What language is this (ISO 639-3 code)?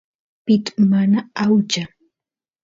qus